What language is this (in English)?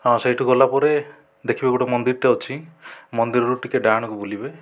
Odia